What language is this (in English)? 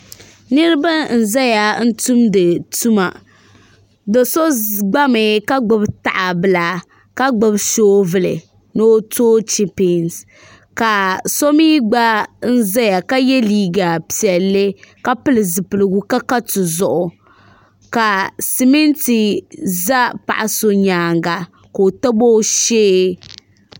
Dagbani